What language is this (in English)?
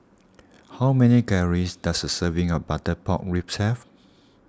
English